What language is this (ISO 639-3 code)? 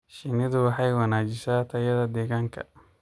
som